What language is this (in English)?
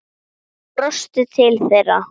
Icelandic